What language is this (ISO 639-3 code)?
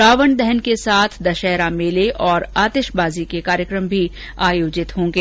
hin